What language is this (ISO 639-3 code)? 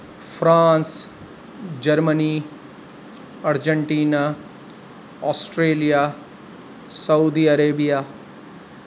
urd